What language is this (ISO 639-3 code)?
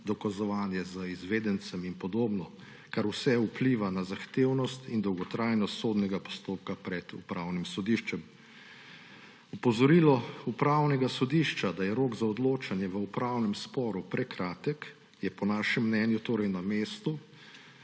slv